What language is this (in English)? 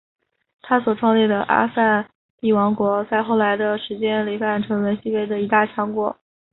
Chinese